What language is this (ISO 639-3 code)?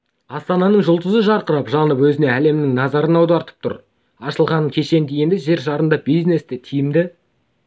kaz